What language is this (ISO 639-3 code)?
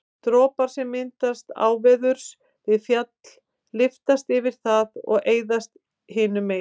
isl